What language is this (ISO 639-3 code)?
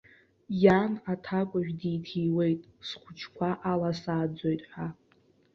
abk